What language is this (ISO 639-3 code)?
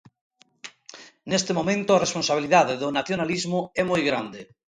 glg